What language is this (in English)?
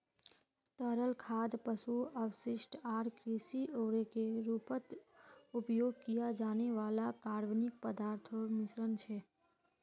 Magahi